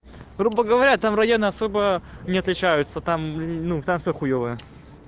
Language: Russian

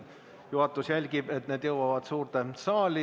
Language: Estonian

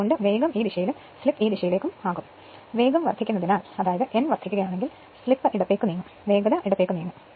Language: Malayalam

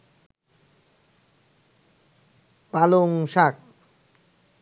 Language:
Bangla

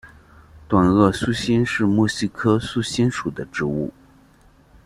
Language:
Chinese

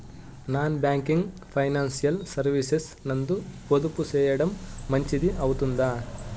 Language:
Telugu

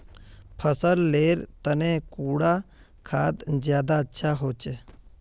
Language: Magahi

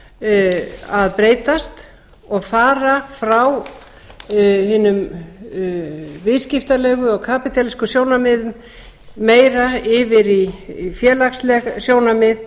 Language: Icelandic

